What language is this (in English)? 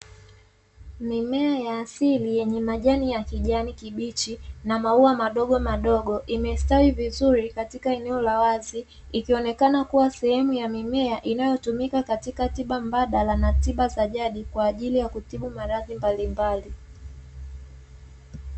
Swahili